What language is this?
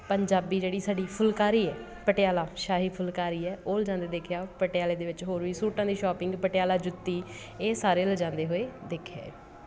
Punjabi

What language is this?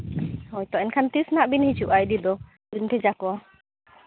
Santali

